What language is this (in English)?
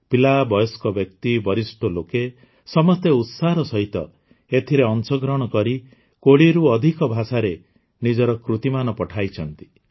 Odia